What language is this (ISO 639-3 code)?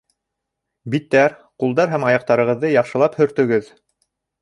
bak